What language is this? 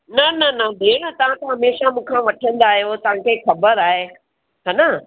Sindhi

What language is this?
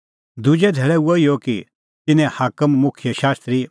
Kullu Pahari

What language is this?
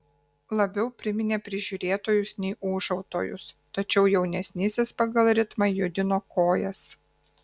Lithuanian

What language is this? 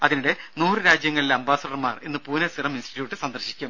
Malayalam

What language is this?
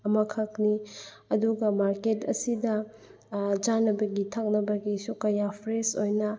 Manipuri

